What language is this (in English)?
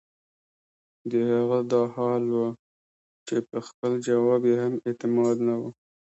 Pashto